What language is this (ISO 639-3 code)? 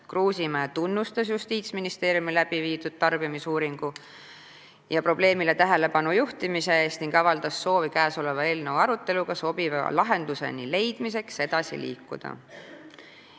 est